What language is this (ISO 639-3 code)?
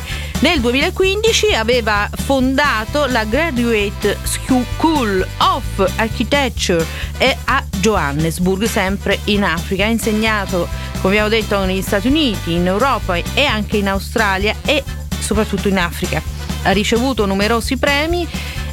ita